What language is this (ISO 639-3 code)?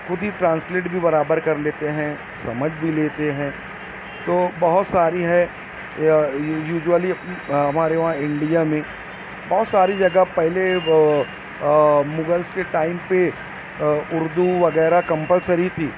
urd